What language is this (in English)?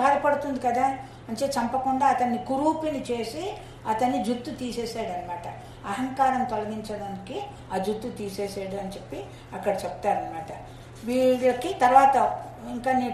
Telugu